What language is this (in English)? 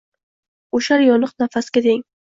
Uzbek